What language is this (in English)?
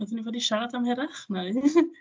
Welsh